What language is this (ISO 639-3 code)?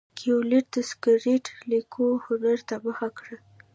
pus